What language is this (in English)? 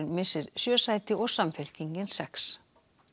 Icelandic